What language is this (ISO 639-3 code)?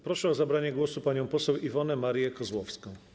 pol